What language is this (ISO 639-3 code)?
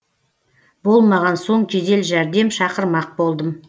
kaz